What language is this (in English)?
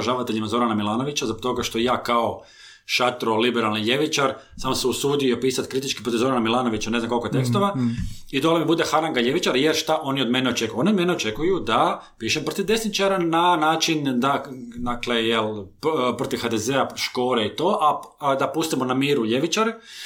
Croatian